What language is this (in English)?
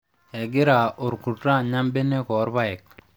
Masai